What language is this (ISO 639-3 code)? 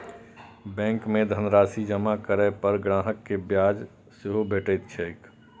mai